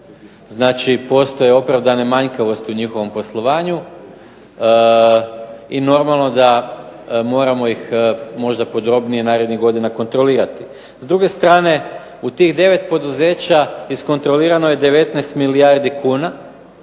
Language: Croatian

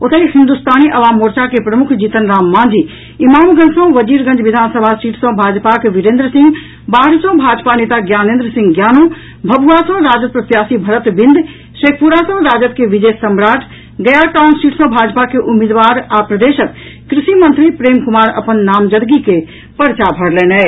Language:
Maithili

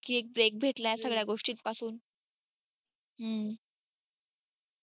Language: Marathi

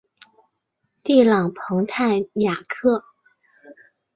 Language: Chinese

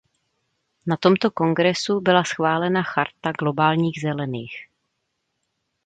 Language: Czech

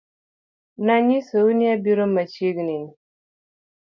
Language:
Luo (Kenya and Tanzania)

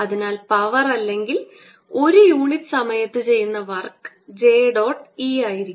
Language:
Malayalam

